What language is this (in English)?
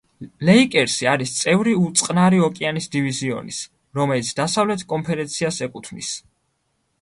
Georgian